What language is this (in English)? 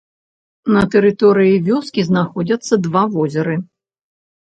Belarusian